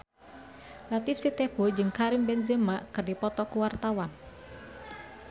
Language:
Sundanese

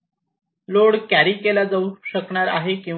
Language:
Marathi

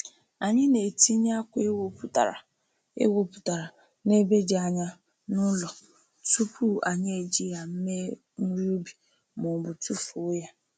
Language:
Igbo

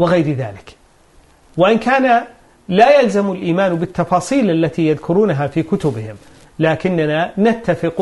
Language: Arabic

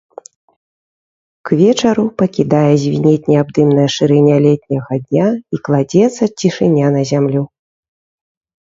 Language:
Belarusian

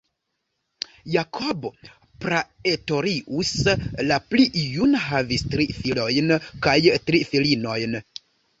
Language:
Esperanto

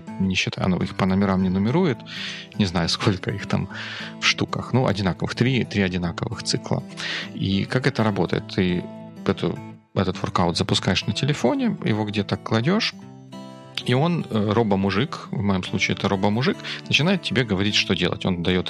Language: Russian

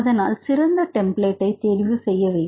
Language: Tamil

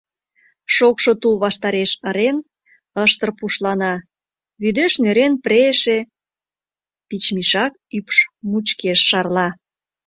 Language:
Mari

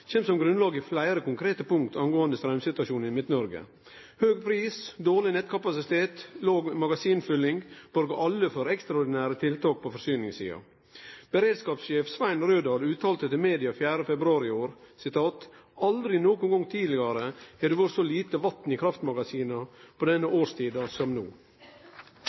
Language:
Norwegian Nynorsk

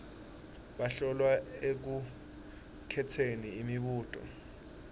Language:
Swati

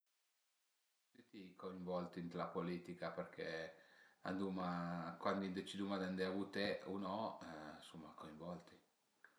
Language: Piedmontese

